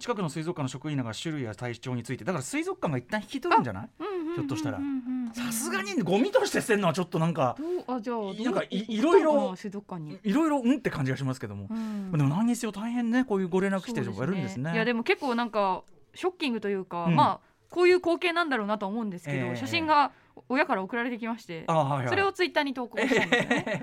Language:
Japanese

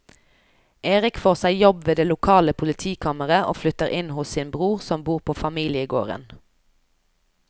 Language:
Norwegian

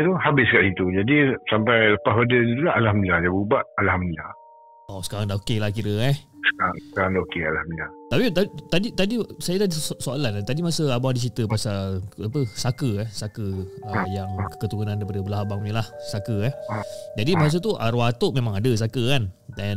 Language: Malay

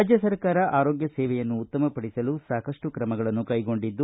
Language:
Kannada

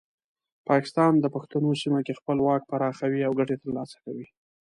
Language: Pashto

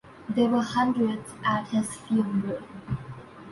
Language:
English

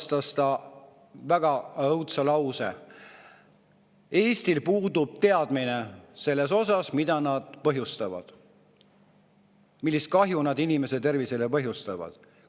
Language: Estonian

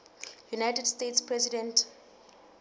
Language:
Southern Sotho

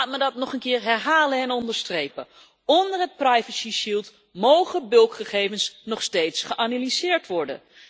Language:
Dutch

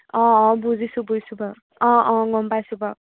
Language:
Assamese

